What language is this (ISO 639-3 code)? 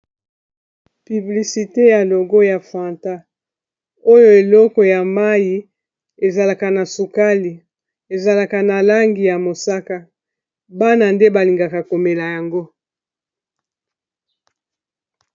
lin